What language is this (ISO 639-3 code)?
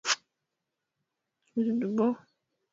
swa